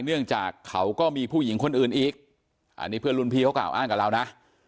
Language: Thai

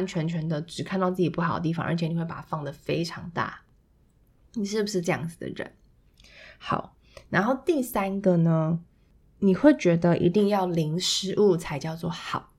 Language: Chinese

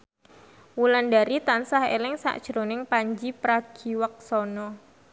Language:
Javanese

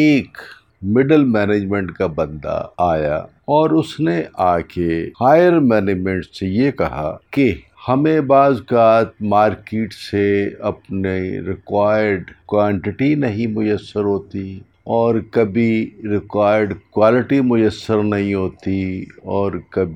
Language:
Urdu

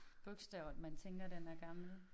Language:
Danish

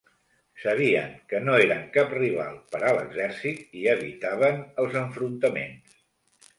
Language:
Catalan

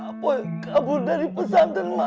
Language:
Indonesian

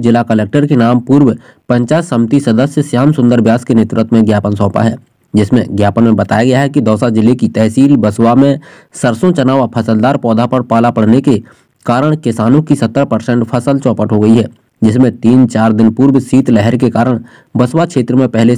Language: Indonesian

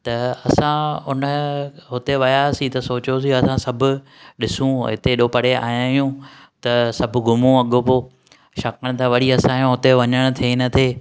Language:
Sindhi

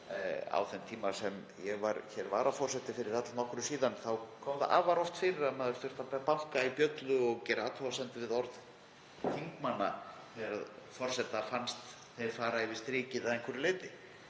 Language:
Icelandic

